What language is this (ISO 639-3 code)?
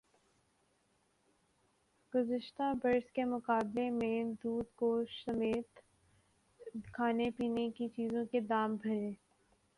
urd